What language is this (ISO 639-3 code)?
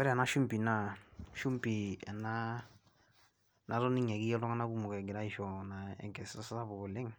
mas